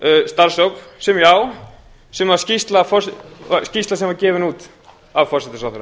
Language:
Icelandic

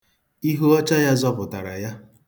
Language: Igbo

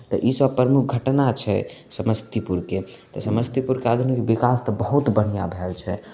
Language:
Maithili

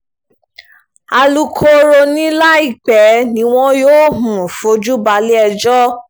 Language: Yoruba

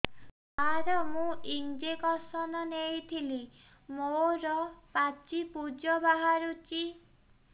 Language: Odia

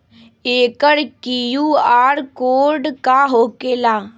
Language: Magahi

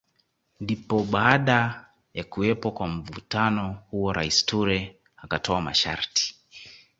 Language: Swahili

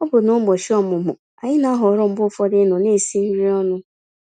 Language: Igbo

